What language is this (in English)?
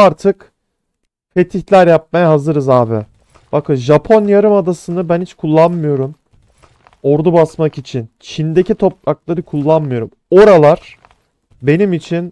Turkish